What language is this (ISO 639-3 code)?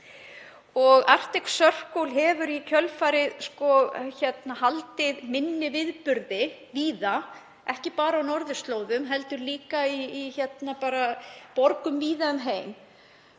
isl